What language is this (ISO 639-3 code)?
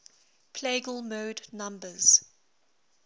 eng